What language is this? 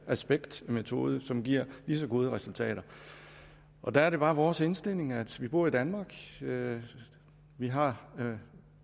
Danish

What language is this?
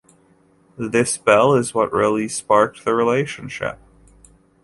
English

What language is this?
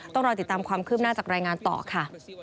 Thai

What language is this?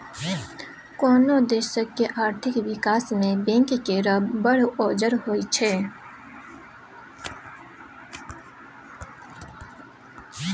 Maithili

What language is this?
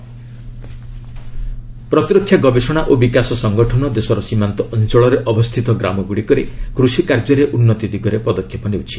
Odia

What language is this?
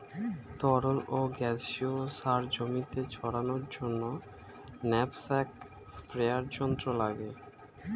Bangla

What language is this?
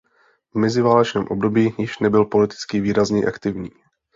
Czech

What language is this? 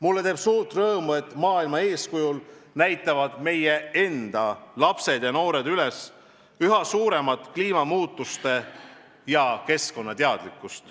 Estonian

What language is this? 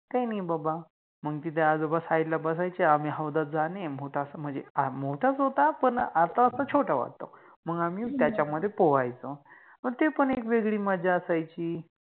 Marathi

